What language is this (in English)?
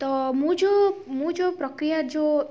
Odia